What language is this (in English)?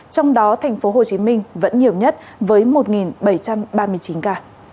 Vietnamese